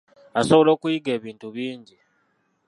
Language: Ganda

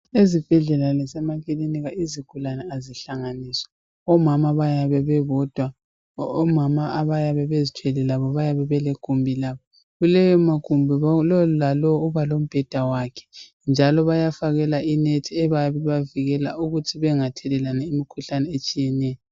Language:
North Ndebele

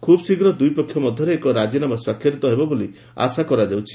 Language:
Odia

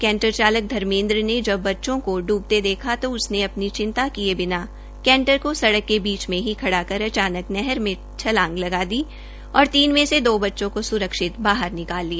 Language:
Hindi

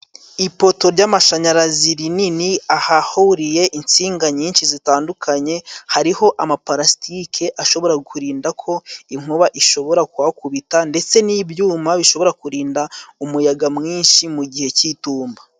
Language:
Kinyarwanda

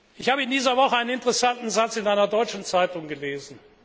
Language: German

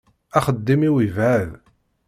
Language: Kabyle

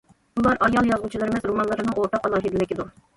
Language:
Uyghur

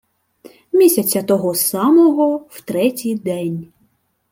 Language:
Ukrainian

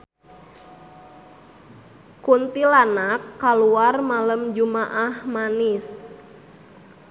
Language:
Sundanese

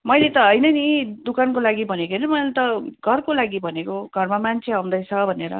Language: Nepali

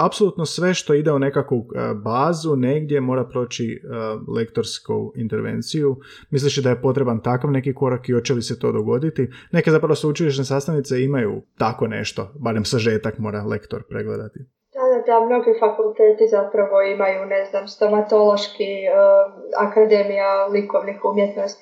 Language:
Croatian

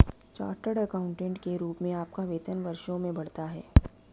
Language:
Hindi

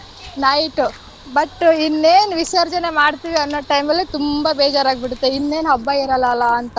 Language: Kannada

